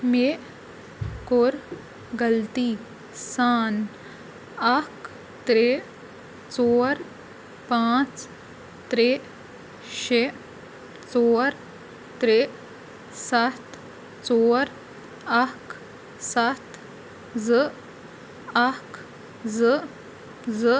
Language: Kashmiri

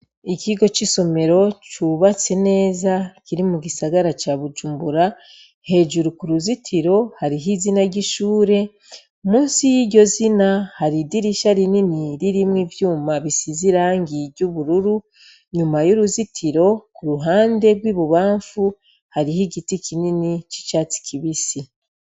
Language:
Rundi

